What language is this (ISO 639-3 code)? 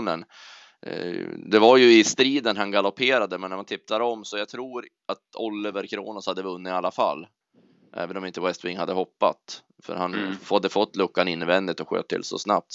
swe